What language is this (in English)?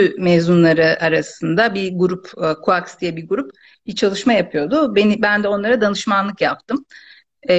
Turkish